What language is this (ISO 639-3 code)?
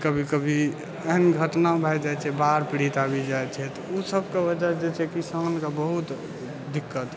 mai